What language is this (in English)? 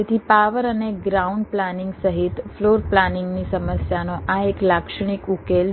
Gujarati